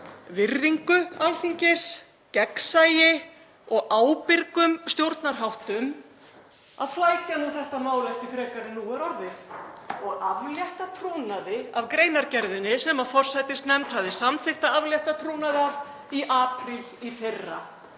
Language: Icelandic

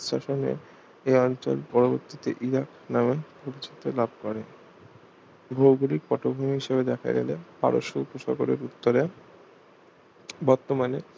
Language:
Bangla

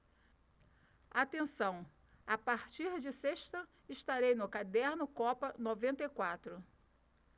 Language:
Portuguese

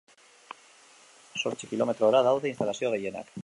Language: Basque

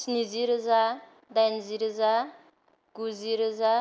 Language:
Bodo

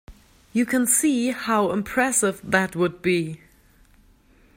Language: English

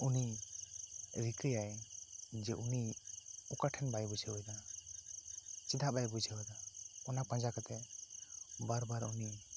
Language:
Santali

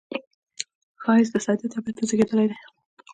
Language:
Pashto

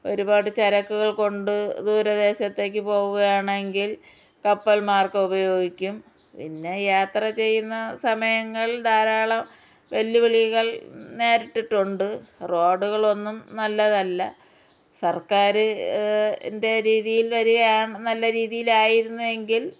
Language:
Malayalam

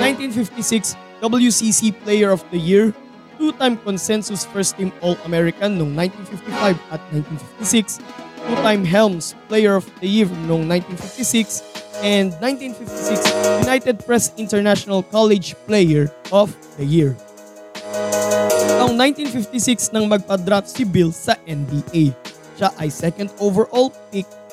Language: Filipino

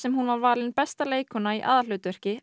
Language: Icelandic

